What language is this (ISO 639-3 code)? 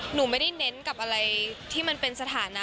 tha